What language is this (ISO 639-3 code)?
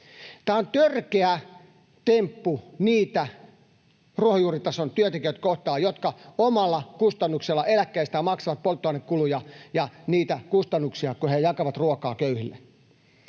fin